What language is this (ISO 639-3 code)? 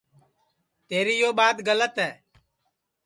ssi